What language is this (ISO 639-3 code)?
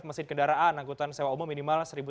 ind